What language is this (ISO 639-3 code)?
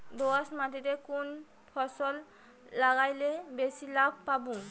ben